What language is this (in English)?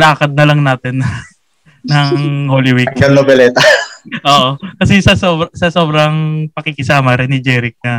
Filipino